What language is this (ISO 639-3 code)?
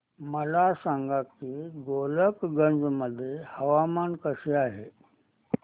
mar